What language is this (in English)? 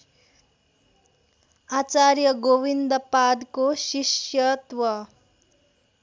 Nepali